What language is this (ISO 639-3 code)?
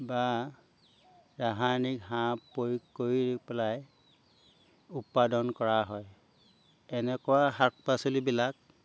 asm